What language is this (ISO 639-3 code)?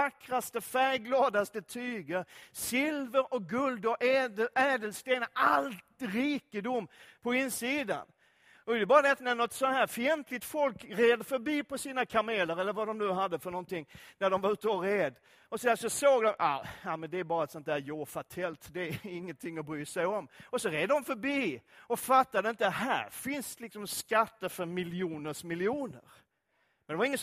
swe